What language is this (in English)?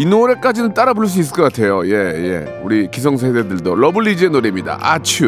Korean